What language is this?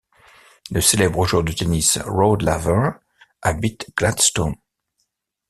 French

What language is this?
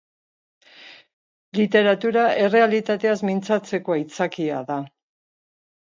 Basque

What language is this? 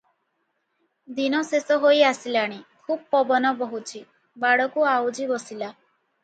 Odia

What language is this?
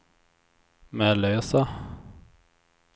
Swedish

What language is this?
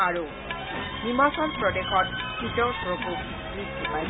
Assamese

